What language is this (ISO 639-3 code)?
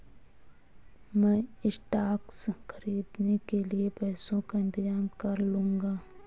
hin